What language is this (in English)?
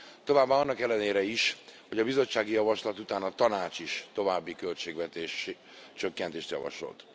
Hungarian